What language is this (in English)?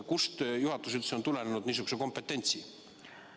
Estonian